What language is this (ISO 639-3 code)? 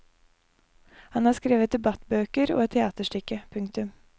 nor